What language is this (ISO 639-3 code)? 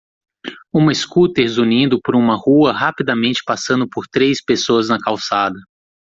por